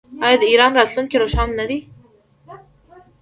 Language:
Pashto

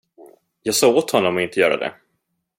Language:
Swedish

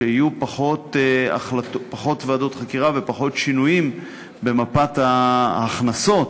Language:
Hebrew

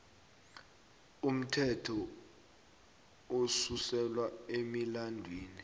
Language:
South Ndebele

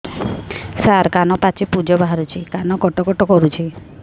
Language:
Odia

